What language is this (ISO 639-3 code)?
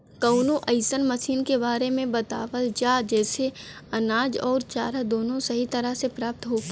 bho